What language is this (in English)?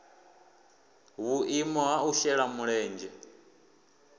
Venda